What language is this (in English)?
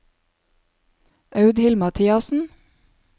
Norwegian